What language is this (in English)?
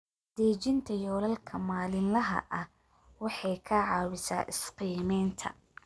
Somali